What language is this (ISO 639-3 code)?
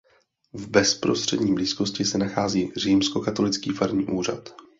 ces